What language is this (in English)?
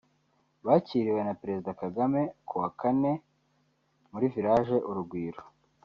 Kinyarwanda